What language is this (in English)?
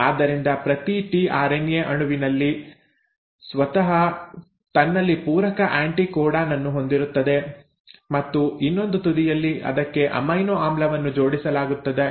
Kannada